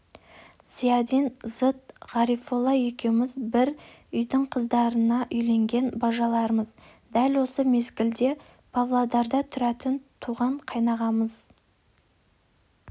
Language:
Kazakh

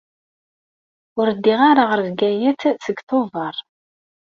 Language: Kabyle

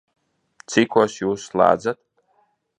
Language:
Latvian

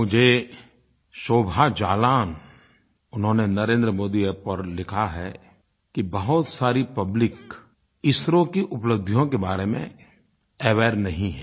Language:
Hindi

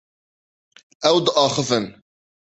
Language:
Kurdish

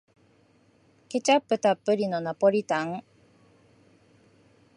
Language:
Japanese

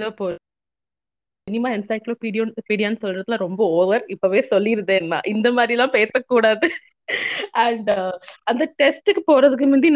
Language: Tamil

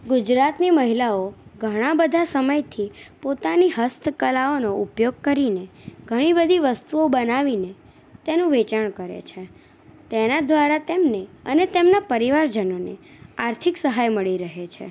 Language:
Gujarati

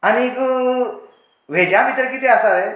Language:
Konkani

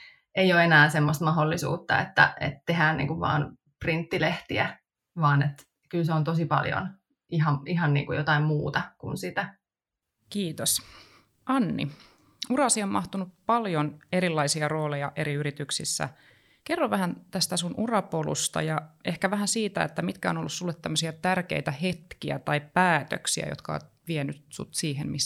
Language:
Finnish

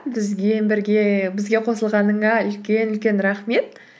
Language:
Kazakh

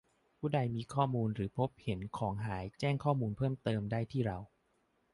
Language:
Thai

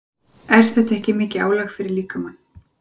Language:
Icelandic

